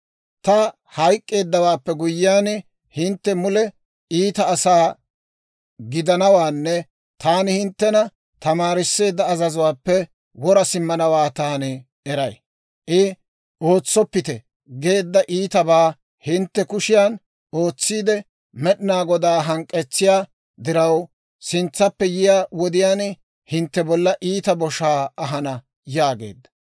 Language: Dawro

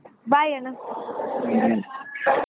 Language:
Kannada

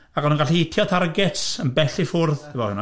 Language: Welsh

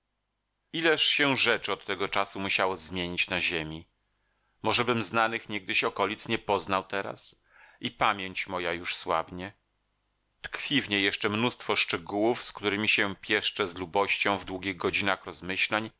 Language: Polish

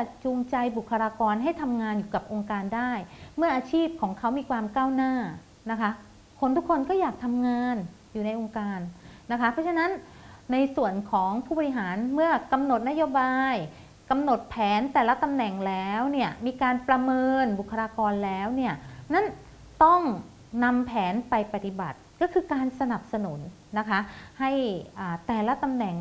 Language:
Thai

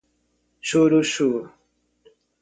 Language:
Portuguese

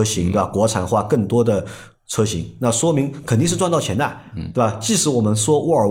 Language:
Chinese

